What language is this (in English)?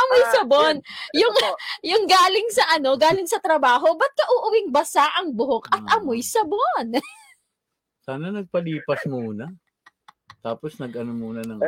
Filipino